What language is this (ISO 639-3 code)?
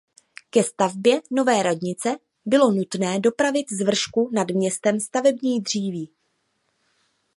ces